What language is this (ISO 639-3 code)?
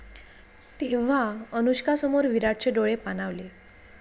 mar